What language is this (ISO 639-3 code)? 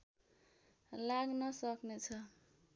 nep